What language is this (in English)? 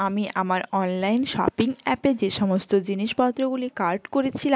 Bangla